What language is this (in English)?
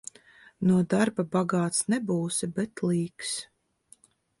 Latvian